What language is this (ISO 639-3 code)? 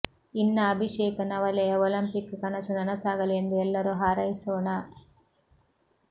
kan